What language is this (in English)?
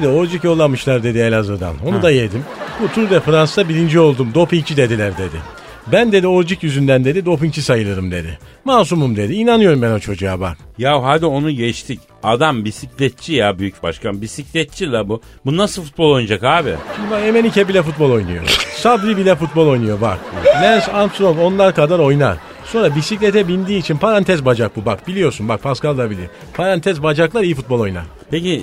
Turkish